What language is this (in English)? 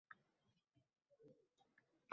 Uzbek